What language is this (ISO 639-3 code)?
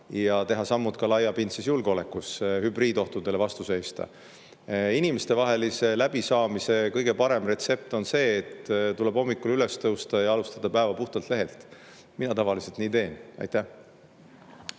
est